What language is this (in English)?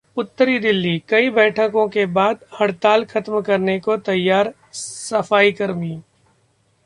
Hindi